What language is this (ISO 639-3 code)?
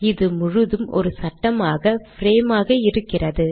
tam